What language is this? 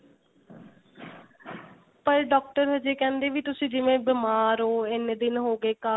Punjabi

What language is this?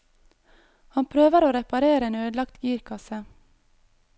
Norwegian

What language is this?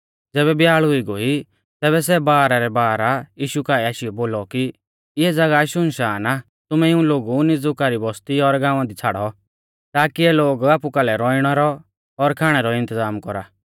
Mahasu Pahari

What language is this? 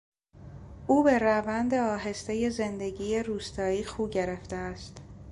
Persian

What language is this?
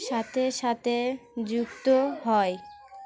Bangla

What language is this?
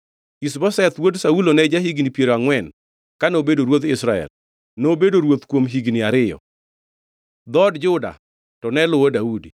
Luo (Kenya and Tanzania)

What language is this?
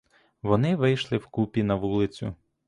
Ukrainian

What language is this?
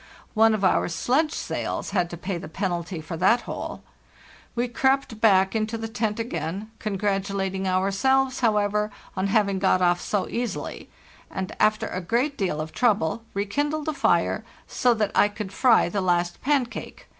English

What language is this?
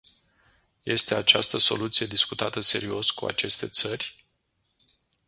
Romanian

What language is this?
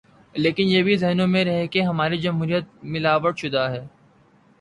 Urdu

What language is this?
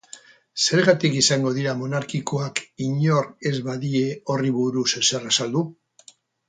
Basque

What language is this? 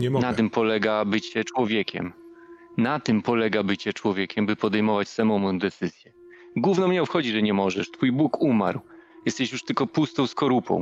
Polish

